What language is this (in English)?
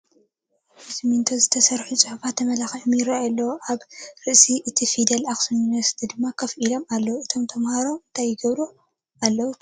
Tigrinya